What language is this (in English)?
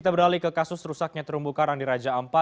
Indonesian